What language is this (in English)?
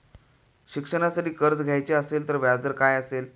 Marathi